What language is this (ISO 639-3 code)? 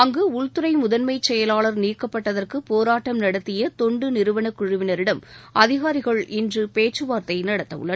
tam